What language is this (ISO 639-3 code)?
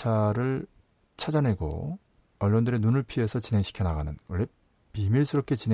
kor